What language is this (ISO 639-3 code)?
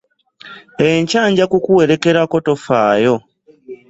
lug